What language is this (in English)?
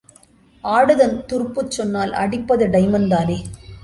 Tamil